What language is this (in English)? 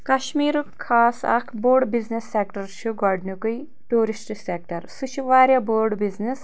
Kashmiri